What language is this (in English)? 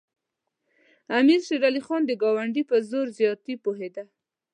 Pashto